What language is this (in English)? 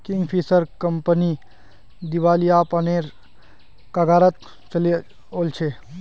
Magahi